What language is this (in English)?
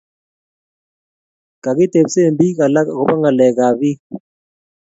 Kalenjin